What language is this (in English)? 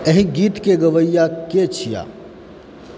Maithili